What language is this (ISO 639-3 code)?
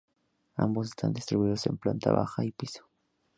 spa